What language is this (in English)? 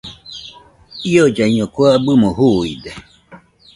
Nüpode Huitoto